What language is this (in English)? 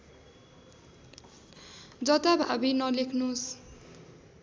Nepali